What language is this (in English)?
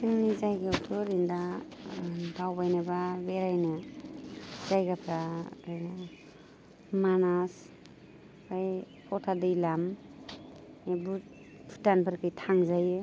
Bodo